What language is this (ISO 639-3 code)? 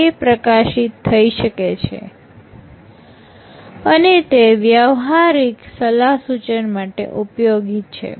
guj